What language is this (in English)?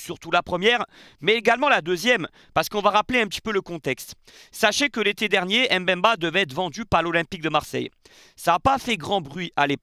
French